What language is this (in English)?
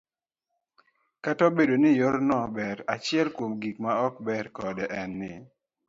Luo (Kenya and Tanzania)